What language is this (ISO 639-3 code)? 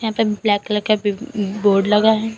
hin